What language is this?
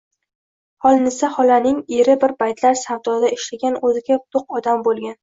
Uzbek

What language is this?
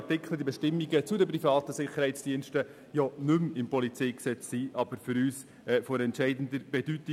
Swiss German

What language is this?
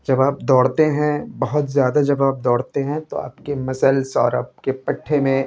Urdu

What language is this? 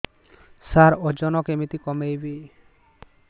Odia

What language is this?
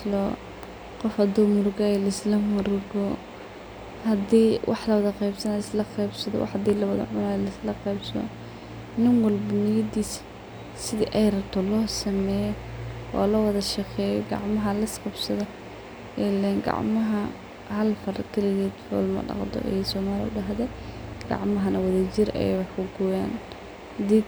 Somali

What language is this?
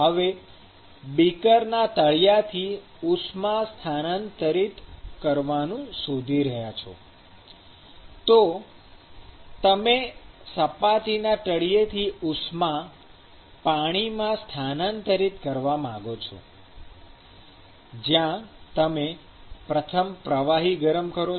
Gujarati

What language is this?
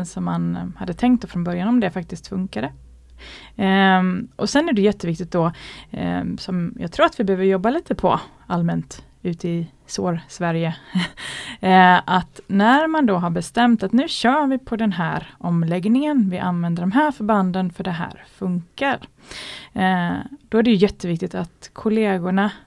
Swedish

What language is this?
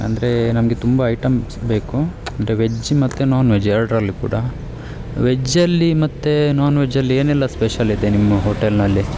Kannada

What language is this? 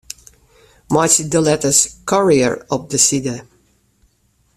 Western Frisian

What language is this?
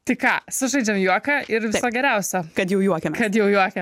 Lithuanian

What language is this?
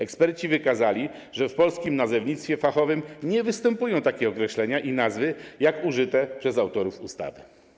Polish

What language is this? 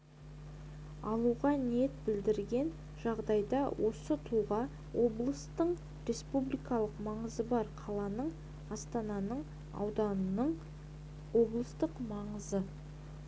Kazakh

